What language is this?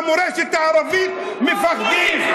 Hebrew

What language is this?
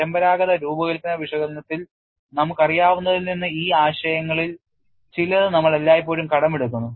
Malayalam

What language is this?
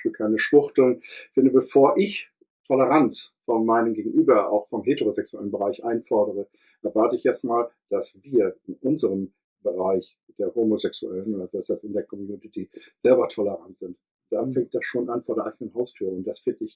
German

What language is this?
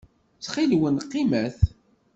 Kabyle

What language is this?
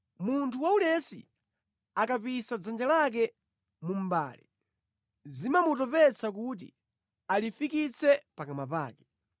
Nyanja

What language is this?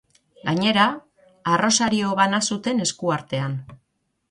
Basque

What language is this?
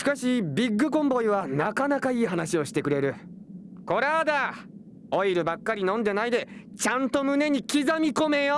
Japanese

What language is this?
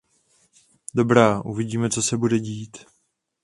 Czech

